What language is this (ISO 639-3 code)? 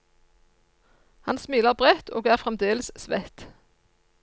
nor